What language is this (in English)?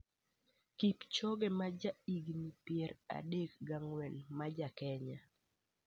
Luo (Kenya and Tanzania)